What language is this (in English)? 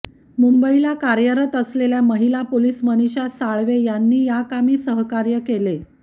Marathi